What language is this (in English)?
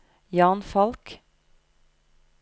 Norwegian